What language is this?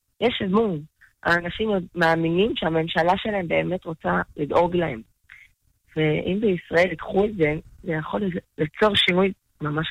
Hebrew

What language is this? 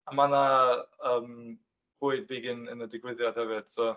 Welsh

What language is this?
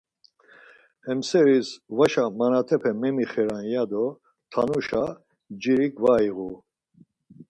Laz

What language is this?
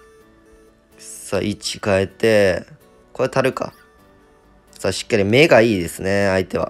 Japanese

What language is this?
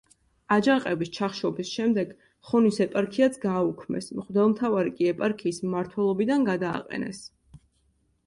Georgian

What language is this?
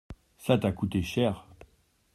French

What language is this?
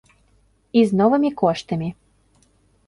Belarusian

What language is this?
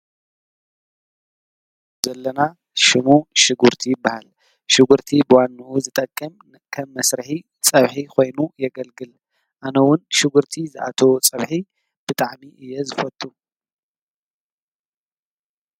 Tigrinya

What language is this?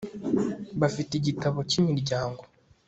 Kinyarwanda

